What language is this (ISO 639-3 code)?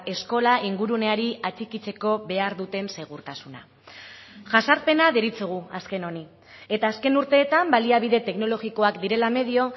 eus